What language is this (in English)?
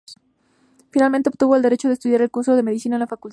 Spanish